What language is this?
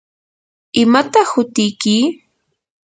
Yanahuanca Pasco Quechua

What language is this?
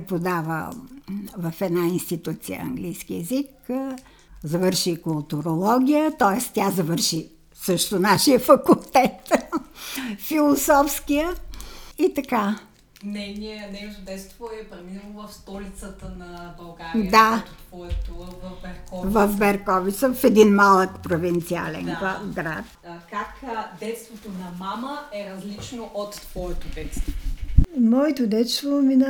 Bulgarian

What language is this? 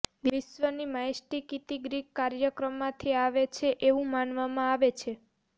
Gujarati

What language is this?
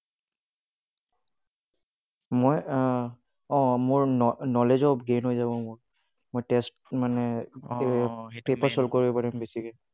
Assamese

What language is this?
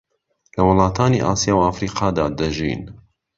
Central Kurdish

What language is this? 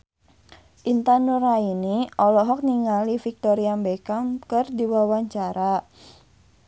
Sundanese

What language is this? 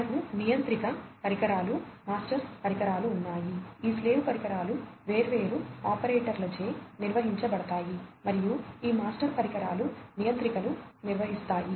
Telugu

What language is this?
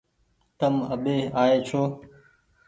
Goaria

